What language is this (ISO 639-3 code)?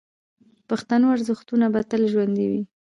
pus